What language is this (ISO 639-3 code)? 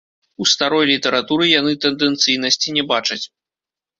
bel